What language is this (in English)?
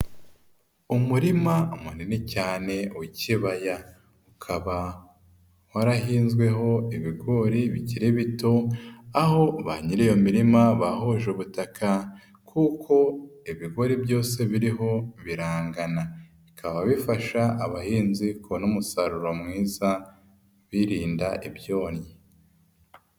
Kinyarwanda